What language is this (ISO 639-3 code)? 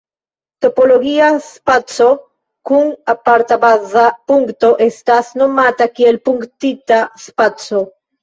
epo